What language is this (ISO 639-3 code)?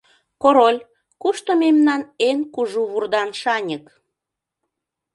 chm